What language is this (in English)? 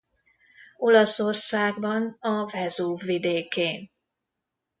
Hungarian